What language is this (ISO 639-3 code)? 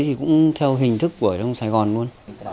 vie